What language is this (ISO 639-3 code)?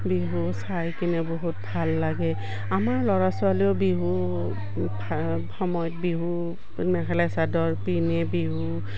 asm